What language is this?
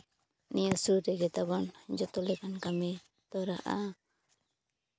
Santali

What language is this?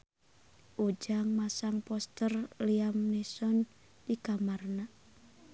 Sundanese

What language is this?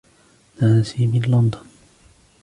Arabic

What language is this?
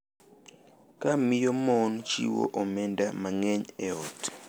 Luo (Kenya and Tanzania)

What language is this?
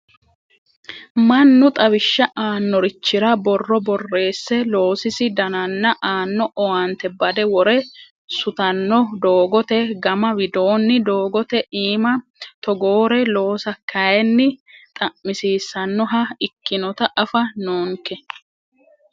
Sidamo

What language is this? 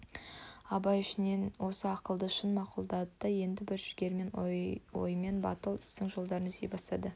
Kazakh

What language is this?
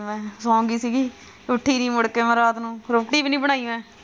Punjabi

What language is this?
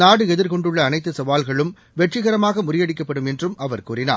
Tamil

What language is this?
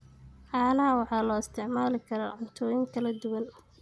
Somali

